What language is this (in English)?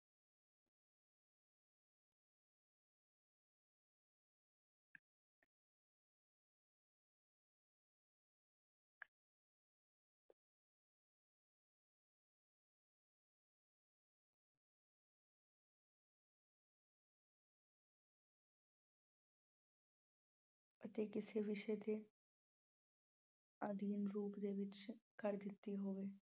Punjabi